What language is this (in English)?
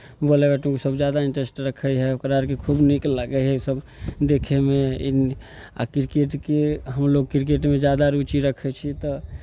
Maithili